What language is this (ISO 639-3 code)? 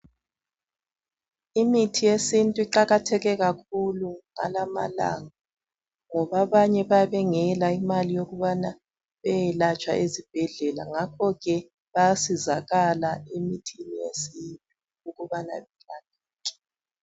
nde